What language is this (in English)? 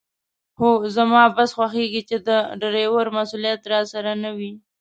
Pashto